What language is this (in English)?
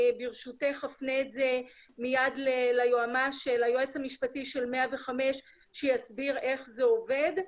Hebrew